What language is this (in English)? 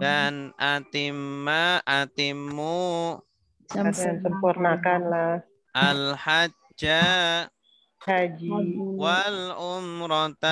Indonesian